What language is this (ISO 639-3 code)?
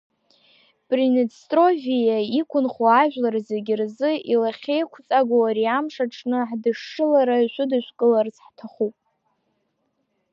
abk